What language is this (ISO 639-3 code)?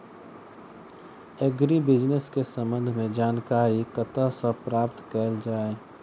mai